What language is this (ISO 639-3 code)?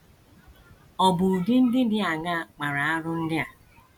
ibo